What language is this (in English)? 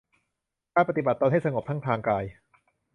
Thai